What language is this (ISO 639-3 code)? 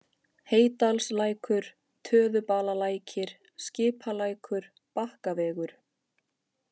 isl